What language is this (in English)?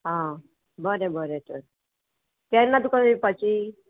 Konkani